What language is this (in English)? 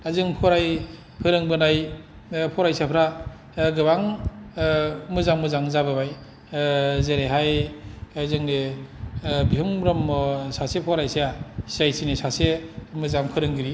Bodo